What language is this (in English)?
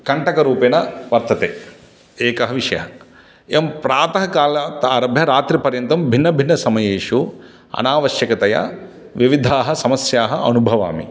Sanskrit